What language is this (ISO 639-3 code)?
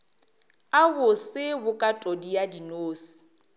nso